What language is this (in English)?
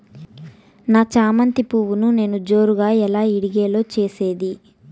Telugu